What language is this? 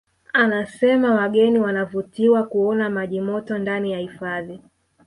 Swahili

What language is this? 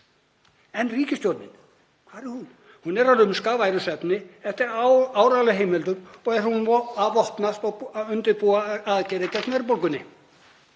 Icelandic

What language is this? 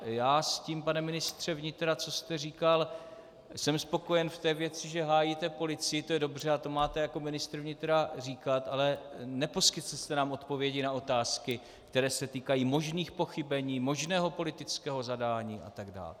Czech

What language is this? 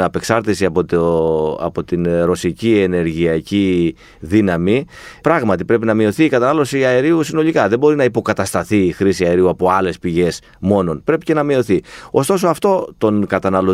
Greek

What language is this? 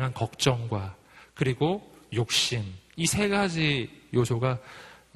Korean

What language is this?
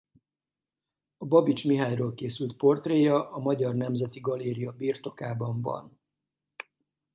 Hungarian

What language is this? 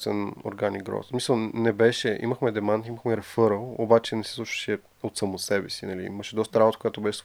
Bulgarian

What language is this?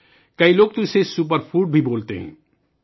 Urdu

